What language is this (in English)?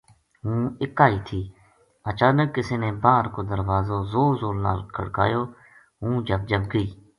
Gujari